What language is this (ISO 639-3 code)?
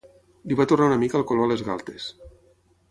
cat